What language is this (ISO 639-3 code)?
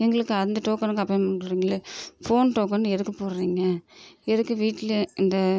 tam